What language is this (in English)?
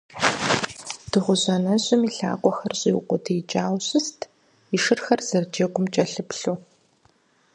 Kabardian